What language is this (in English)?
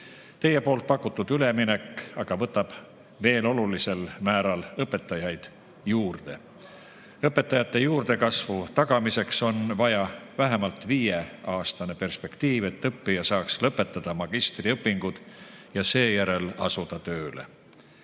Estonian